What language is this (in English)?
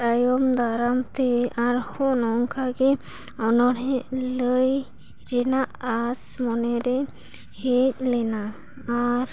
Santali